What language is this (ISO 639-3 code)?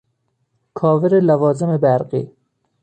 fas